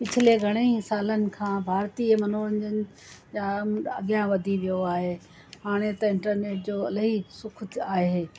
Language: Sindhi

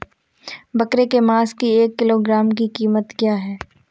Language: Hindi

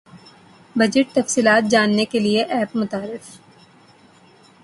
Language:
Urdu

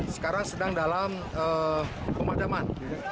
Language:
Indonesian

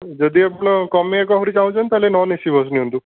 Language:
Odia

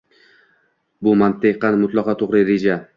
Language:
Uzbek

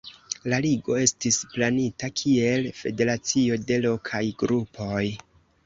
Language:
Esperanto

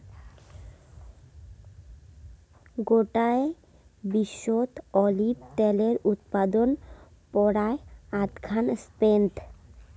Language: Bangla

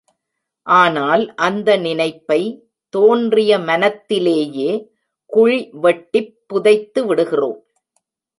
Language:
Tamil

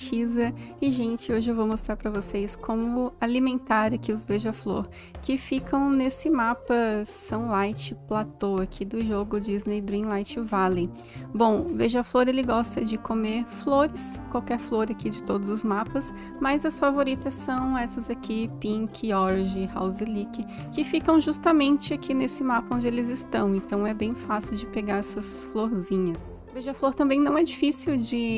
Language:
Portuguese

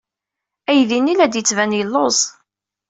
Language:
Kabyle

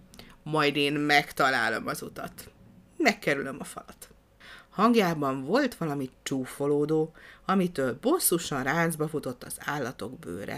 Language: Hungarian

